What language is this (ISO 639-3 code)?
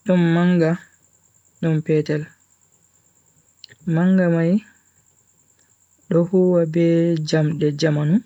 fui